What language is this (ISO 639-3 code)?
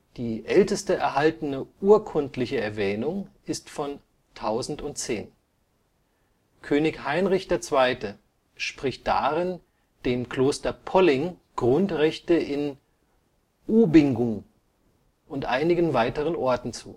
deu